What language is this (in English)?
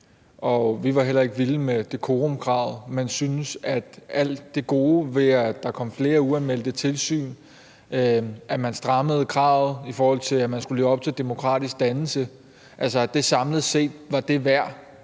Danish